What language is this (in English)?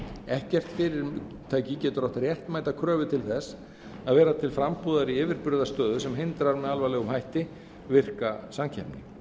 Icelandic